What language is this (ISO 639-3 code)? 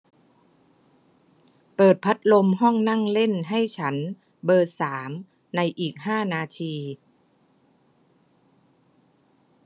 tha